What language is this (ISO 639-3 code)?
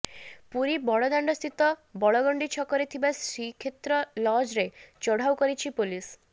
ori